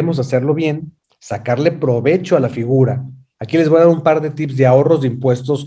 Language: Spanish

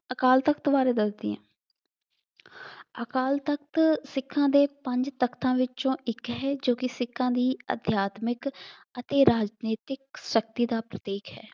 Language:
Punjabi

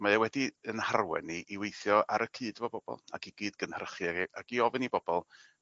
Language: Welsh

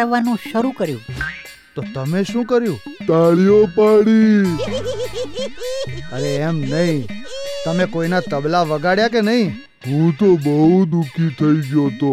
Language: Gujarati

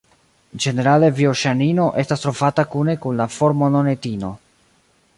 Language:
Esperanto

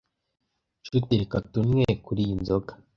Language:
Kinyarwanda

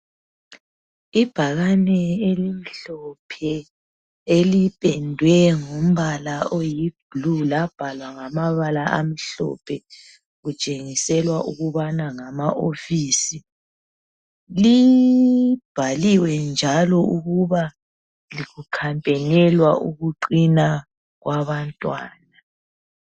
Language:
North Ndebele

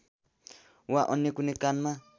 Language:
Nepali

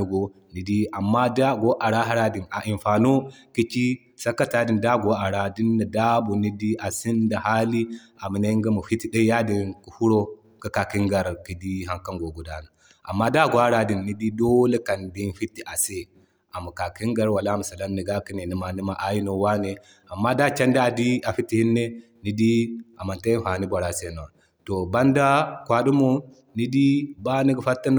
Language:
Zarma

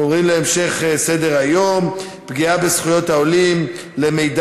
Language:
Hebrew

